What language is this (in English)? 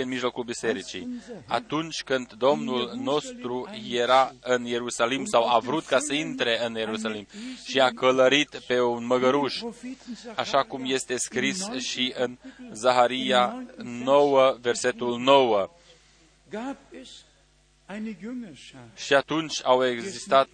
Romanian